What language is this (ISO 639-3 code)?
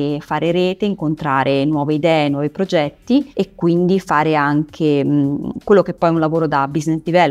ita